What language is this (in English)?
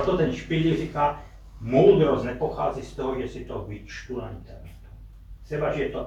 Czech